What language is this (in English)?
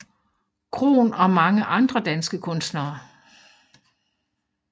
Danish